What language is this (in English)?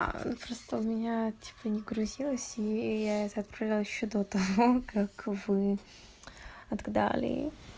Russian